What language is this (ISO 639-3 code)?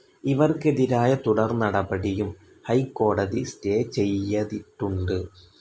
mal